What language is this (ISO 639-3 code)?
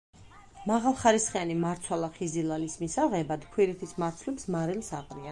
kat